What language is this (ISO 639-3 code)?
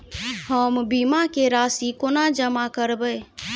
mai